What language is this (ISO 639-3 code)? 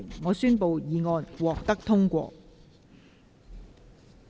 yue